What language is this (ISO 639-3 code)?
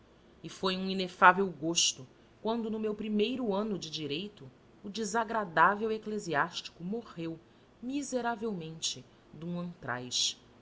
por